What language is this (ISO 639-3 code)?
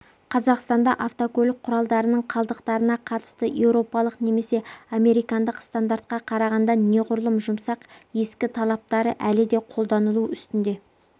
kaz